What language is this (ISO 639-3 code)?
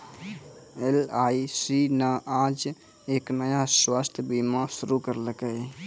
mai